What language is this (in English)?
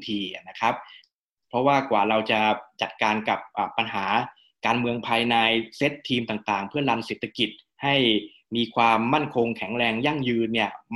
Thai